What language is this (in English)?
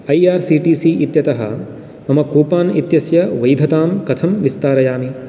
Sanskrit